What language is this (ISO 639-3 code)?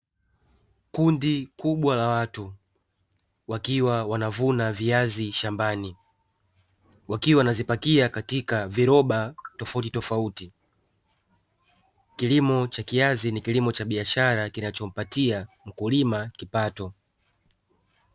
swa